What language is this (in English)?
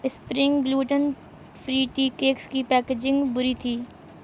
Urdu